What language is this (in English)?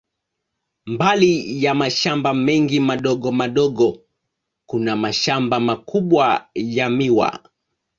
Swahili